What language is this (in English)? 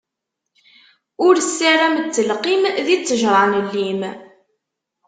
Kabyle